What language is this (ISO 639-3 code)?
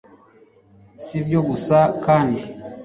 kin